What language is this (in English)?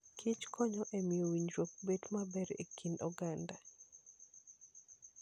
Luo (Kenya and Tanzania)